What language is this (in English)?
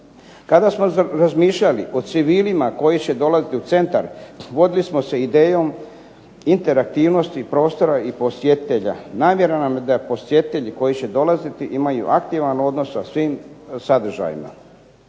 Croatian